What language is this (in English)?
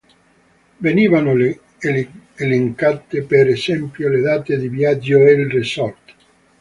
Italian